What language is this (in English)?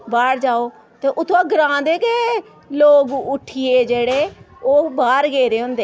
Dogri